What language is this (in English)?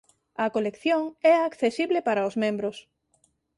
Galician